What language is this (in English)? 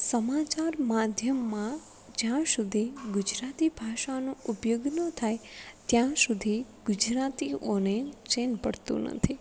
Gujarati